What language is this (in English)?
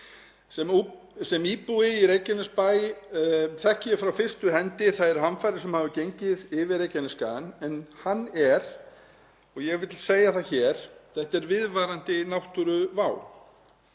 Icelandic